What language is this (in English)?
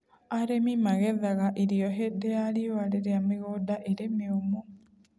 Kikuyu